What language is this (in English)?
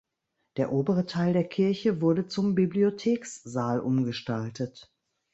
German